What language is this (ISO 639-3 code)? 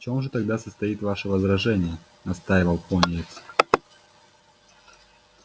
rus